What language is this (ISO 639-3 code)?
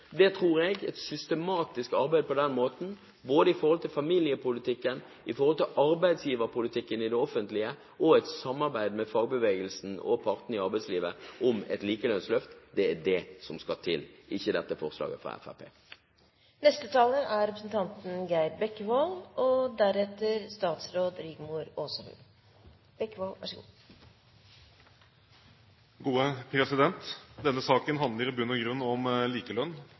nob